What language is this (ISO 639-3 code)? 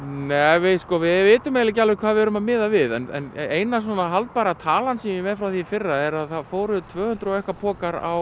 isl